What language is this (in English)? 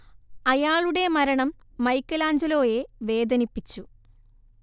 Malayalam